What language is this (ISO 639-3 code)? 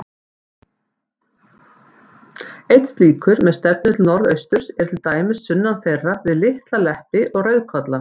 isl